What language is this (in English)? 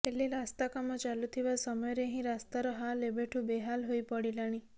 Odia